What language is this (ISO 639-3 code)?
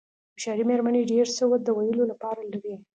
pus